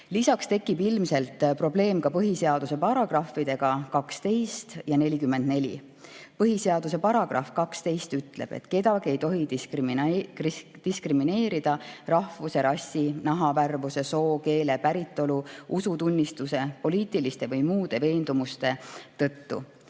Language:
Estonian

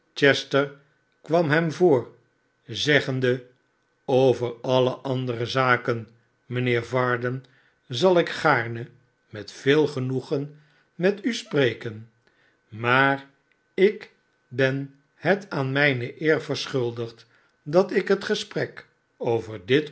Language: Dutch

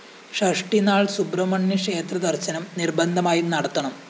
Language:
Malayalam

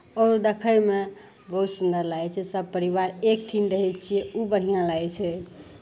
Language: Maithili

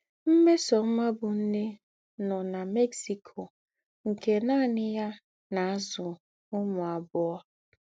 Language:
Igbo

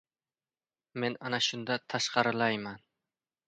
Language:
Uzbek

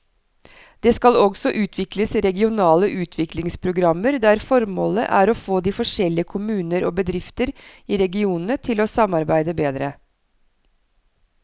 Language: Norwegian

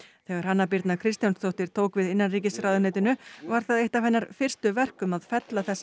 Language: Icelandic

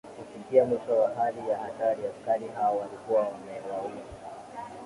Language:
Swahili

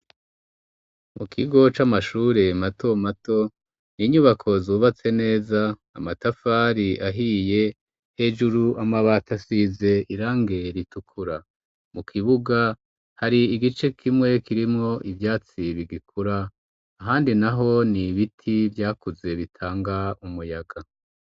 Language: Rundi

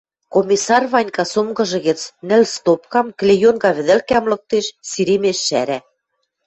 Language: Western Mari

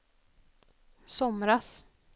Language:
Swedish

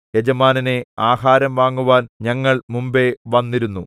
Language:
Malayalam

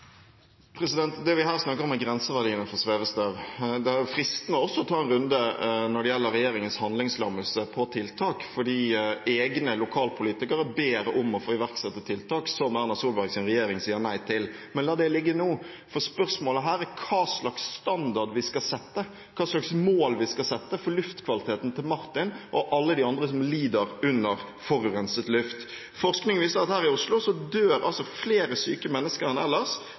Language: Norwegian Bokmål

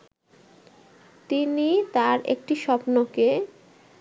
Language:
Bangla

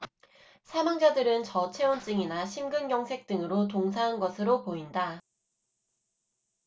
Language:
Korean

